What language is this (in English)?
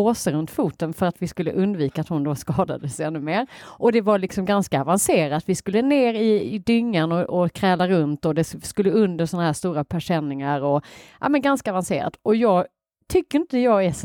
Swedish